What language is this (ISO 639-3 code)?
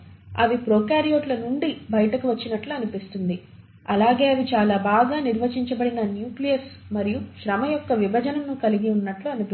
tel